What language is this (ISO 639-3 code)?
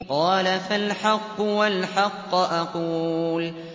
ara